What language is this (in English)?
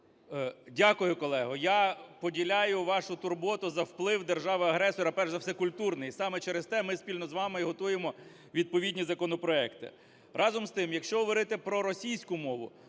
Ukrainian